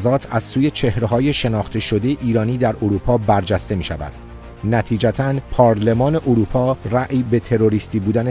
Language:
Persian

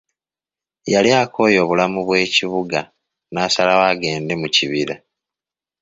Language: Ganda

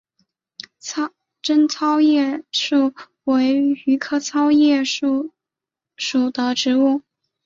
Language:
Chinese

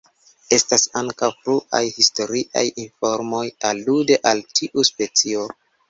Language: Esperanto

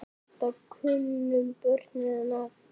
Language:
Icelandic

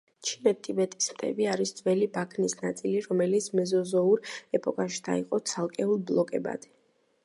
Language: Georgian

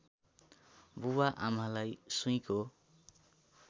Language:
Nepali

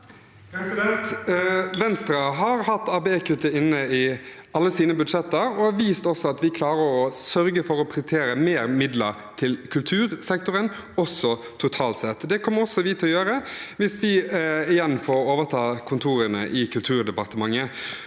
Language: Norwegian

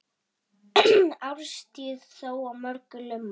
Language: Icelandic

